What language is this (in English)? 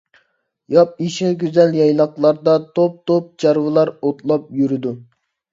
Uyghur